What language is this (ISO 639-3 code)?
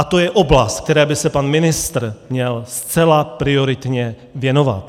ces